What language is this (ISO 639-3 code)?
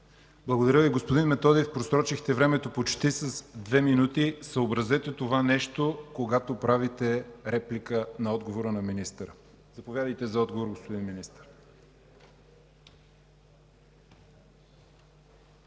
bul